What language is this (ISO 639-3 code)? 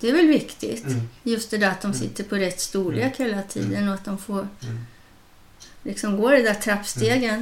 swe